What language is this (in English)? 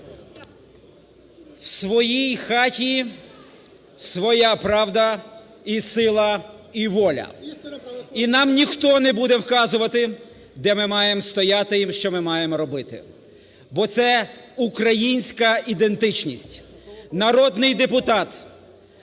Ukrainian